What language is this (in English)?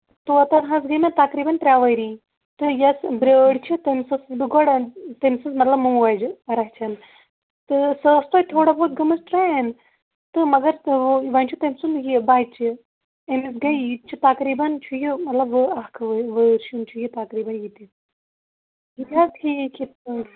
Kashmiri